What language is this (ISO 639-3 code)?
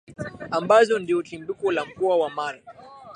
swa